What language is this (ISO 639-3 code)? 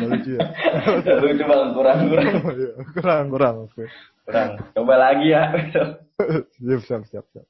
ind